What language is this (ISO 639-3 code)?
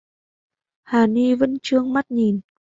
vie